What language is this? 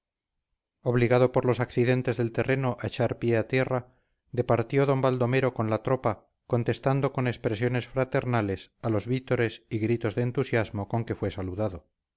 Spanish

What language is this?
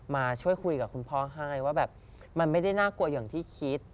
Thai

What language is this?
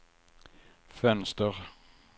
Swedish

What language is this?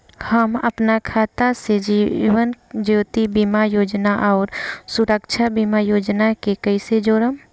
Bhojpuri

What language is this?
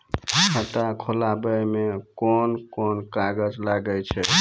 Maithili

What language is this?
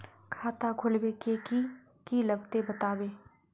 Magahi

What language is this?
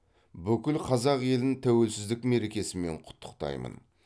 Kazakh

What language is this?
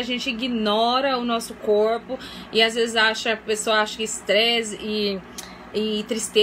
Portuguese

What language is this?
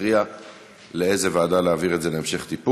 Hebrew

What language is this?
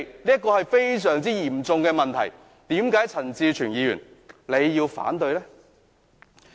Cantonese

